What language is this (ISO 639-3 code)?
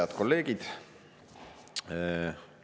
est